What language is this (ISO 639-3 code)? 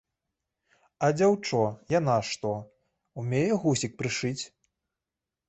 bel